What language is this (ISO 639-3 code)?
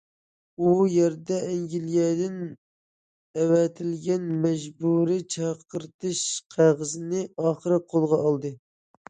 uig